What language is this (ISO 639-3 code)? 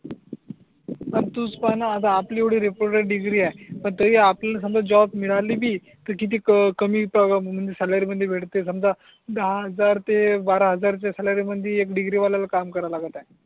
mar